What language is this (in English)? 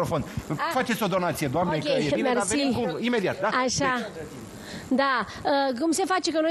Romanian